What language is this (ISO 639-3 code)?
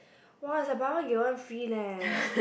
eng